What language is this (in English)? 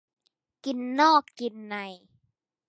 Thai